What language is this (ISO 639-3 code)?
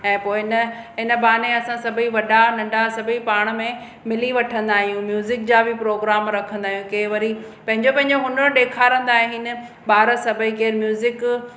snd